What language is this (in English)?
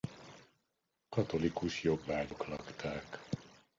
Hungarian